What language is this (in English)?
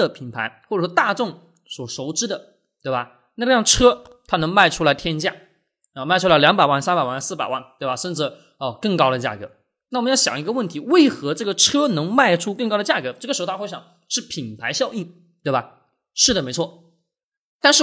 Chinese